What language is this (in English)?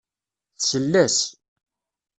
Kabyle